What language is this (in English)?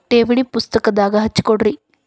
Kannada